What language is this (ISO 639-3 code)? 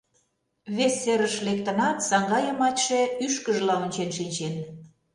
chm